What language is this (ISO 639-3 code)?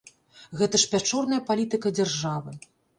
bel